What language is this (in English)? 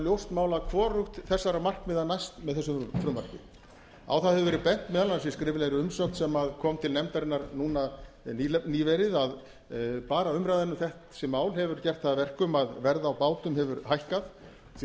Icelandic